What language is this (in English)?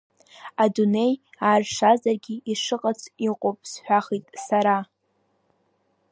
Abkhazian